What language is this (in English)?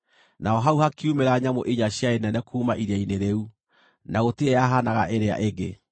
Kikuyu